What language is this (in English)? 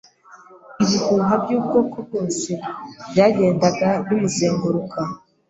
Kinyarwanda